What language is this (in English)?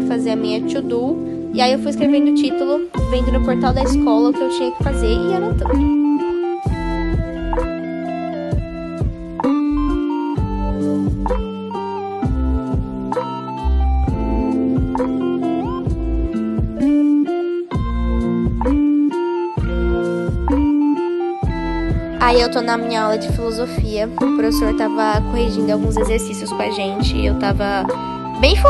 Portuguese